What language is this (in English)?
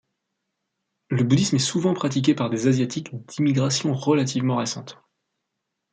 French